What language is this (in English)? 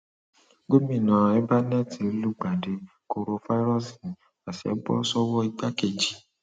Yoruba